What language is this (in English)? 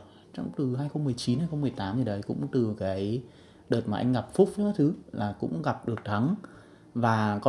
Vietnamese